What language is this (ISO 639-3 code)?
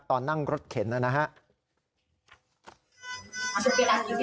tha